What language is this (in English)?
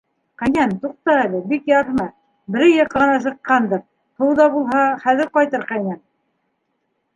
Bashkir